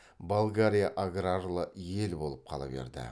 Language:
Kazakh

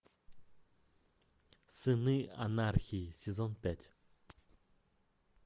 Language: Russian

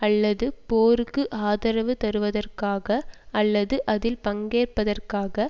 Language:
Tamil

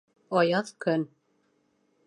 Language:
Bashkir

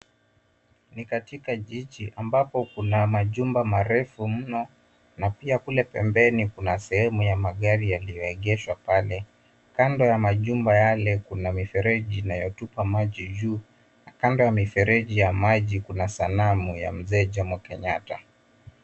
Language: Swahili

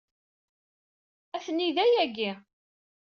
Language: Kabyle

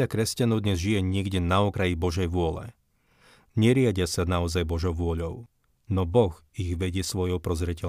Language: Slovak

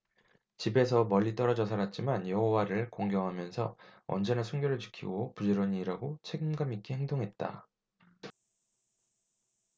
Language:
Korean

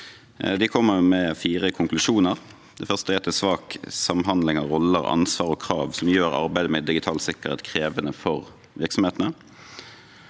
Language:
Norwegian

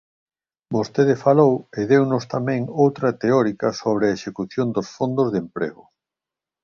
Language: Galician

